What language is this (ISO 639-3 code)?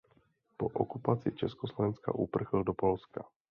ces